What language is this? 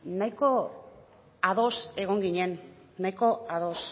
Basque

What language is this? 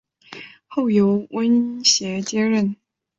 Chinese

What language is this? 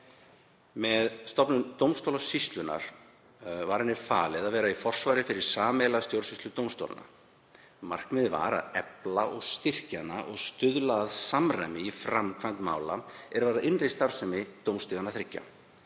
Icelandic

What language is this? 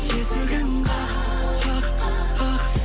Kazakh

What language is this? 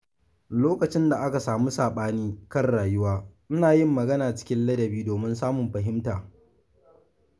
Hausa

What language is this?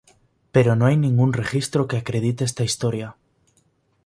Spanish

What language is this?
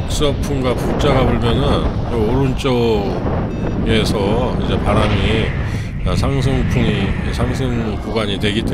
Korean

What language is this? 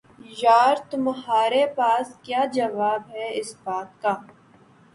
Urdu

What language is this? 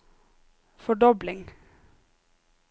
Norwegian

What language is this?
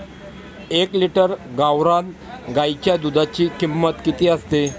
Marathi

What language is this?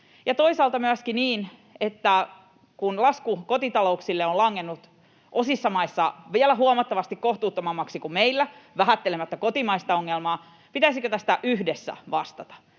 Finnish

